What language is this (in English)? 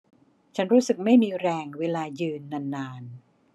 Thai